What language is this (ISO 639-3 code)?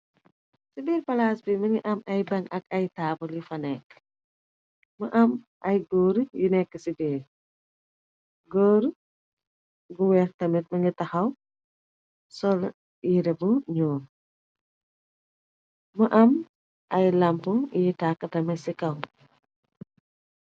wol